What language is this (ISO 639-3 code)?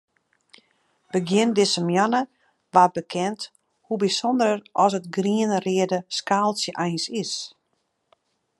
fry